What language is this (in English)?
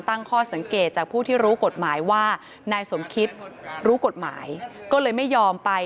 Thai